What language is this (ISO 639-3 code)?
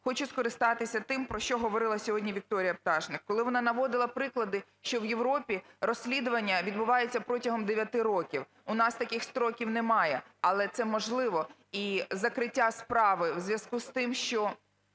ukr